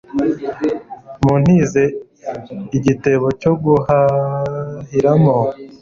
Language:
Kinyarwanda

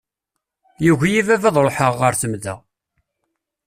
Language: Kabyle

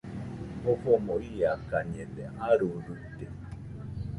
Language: Nüpode Huitoto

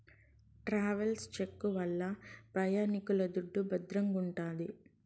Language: Telugu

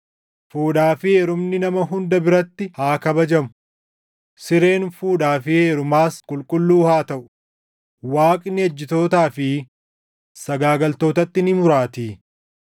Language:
Oromo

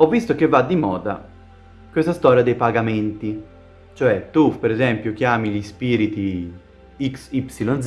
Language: Italian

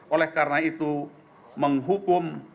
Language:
Indonesian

